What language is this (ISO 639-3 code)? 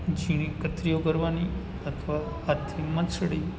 guj